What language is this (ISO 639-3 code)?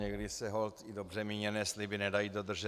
ces